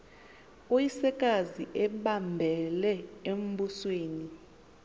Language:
Xhosa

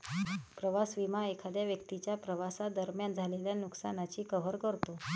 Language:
Marathi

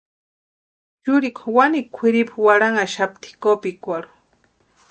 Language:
Western Highland Purepecha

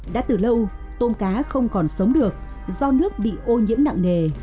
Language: Vietnamese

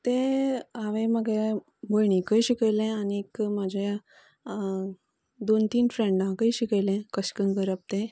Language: Konkani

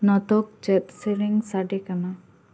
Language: Santali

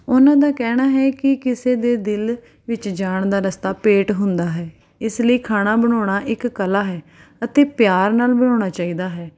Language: Punjabi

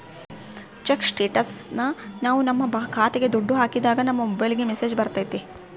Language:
Kannada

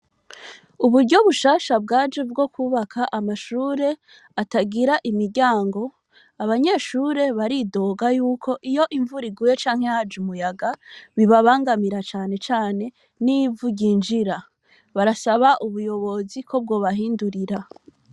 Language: Rundi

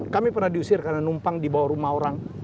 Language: Indonesian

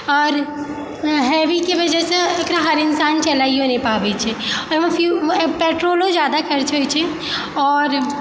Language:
Maithili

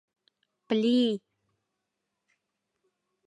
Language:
Mari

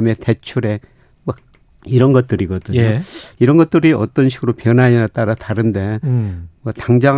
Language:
Korean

